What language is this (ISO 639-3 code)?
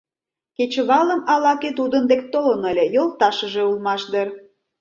chm